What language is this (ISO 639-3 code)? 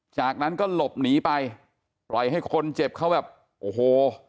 tha